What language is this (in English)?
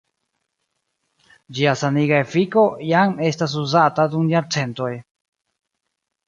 Esperanto